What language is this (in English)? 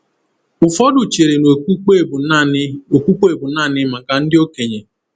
Igbo